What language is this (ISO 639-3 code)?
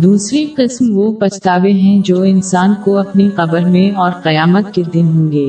urd